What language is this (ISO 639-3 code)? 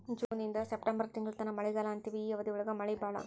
kan